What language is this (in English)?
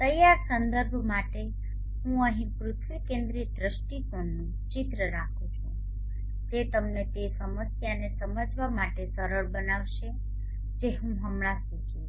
Gujarati